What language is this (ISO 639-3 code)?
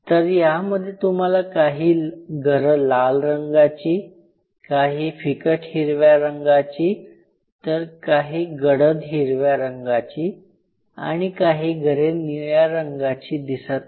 mar